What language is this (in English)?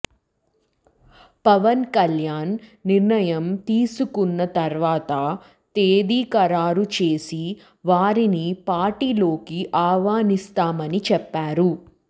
Telugu